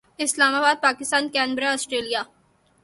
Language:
Urdu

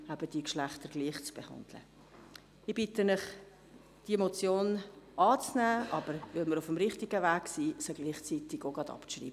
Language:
Swiss German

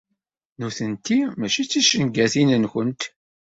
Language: Kabyle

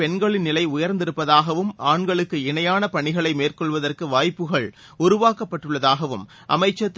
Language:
Tamil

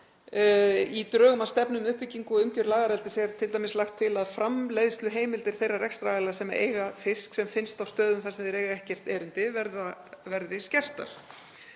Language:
Icelandic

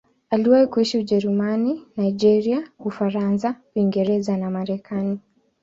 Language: Swahili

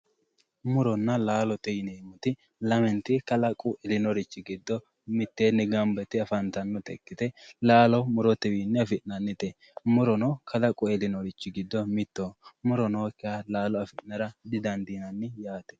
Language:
Sidamo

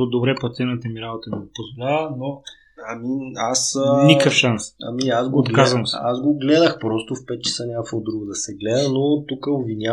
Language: Bulgarian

